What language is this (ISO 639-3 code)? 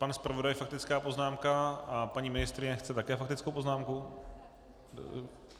ces